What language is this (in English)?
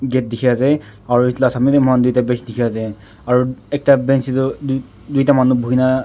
Naga Pidgin